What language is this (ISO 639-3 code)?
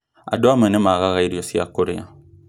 kik